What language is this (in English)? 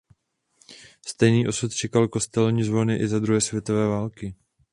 Czech